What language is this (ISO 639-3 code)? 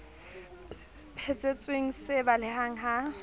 sot